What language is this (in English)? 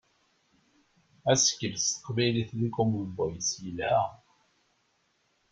Kabyle